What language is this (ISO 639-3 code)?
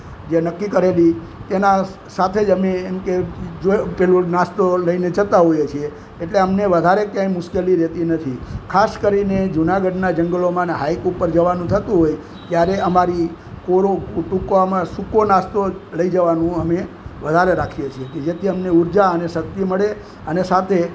guj